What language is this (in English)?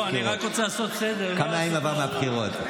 Hebrew